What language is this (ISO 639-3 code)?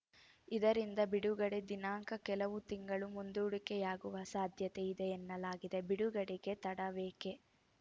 kan